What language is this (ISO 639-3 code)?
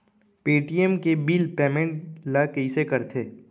hne